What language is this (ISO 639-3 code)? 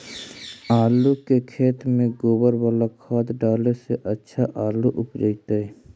mag